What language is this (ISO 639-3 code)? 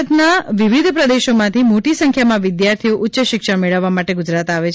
guj